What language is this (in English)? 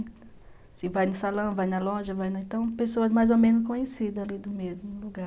Portuguese